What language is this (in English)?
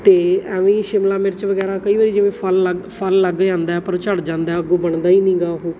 Punjabi